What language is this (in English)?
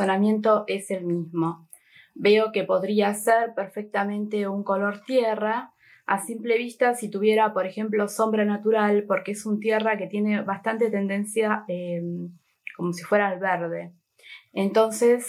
Spanish